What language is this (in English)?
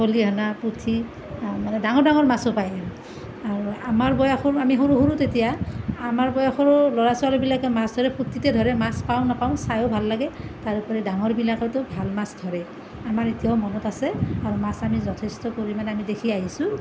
Assamese